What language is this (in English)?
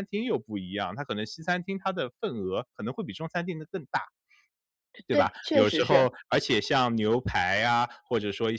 Chinese